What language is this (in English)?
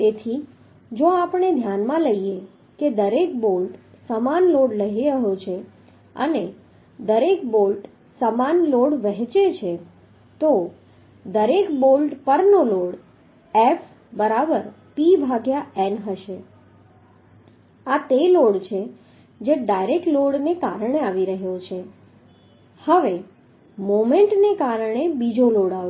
Gujarati